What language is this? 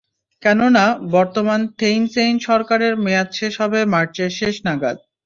Bangla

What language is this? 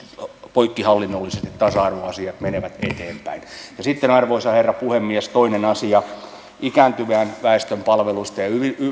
Finnish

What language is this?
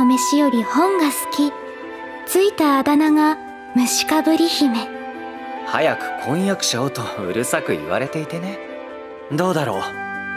Japanese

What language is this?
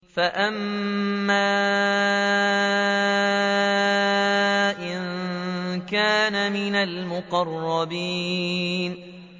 Arabic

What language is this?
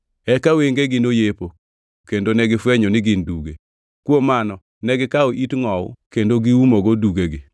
Luo (Kenya and Tanzania)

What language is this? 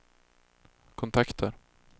Swedish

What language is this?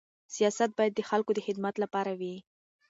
Pashto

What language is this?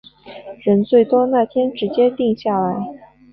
Chinese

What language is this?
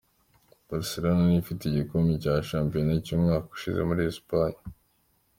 Kinyarwanda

